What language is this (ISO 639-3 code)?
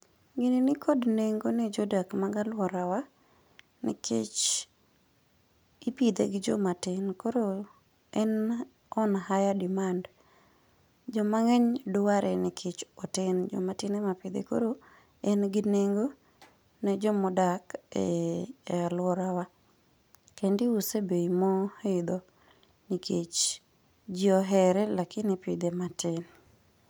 luo